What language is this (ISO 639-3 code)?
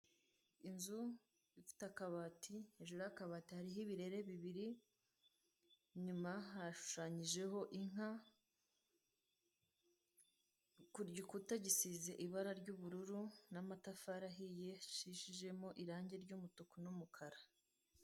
kin